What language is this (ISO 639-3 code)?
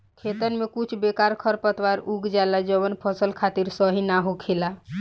bho